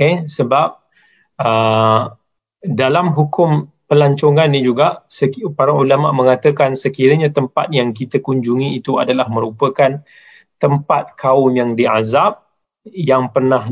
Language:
Malay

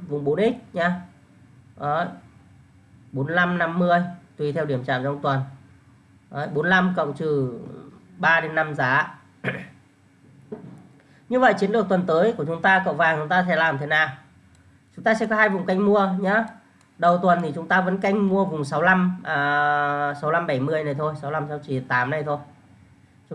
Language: Vietnamese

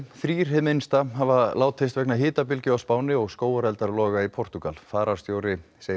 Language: Icelandic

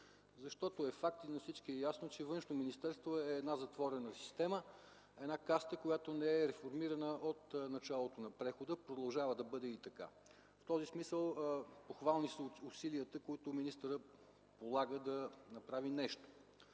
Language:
Bulgarian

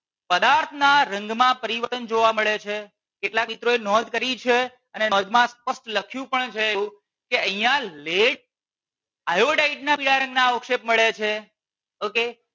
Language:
Gujarati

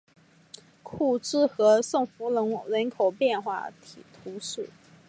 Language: Chinese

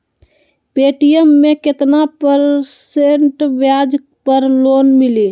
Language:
Magahi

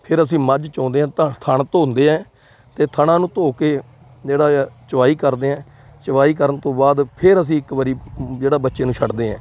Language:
Punjabi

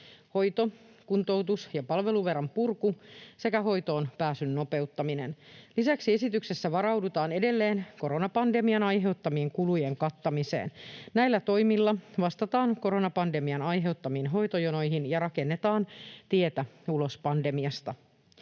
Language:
Finnish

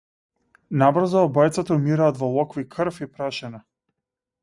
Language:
Macedonian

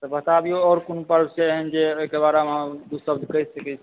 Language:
Maithili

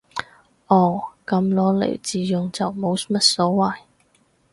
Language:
Cantonese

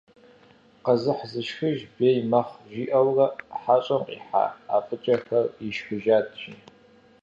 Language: Kabardian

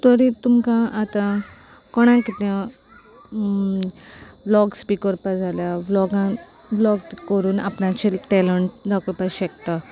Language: Konkani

